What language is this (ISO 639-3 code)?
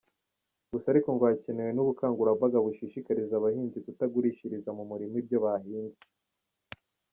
kin